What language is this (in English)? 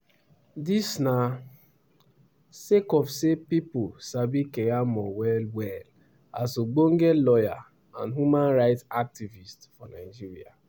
Nigerian Pidgin